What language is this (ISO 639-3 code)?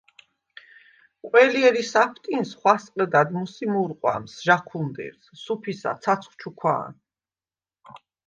sva